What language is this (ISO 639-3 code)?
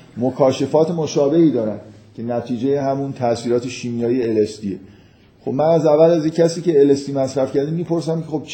fas